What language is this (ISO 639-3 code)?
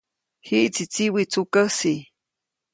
zoc